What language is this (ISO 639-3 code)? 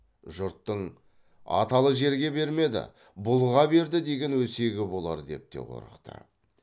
kaz